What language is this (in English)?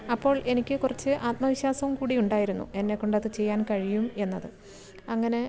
Malayalam